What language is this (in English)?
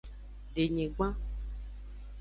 Aja (Benin)